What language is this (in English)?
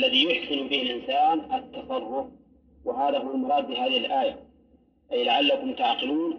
Arabic